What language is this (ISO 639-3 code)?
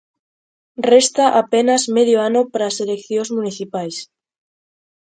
glg